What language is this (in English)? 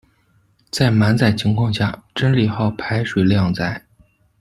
Chinese